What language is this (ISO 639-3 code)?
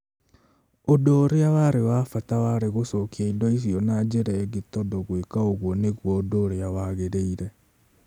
kik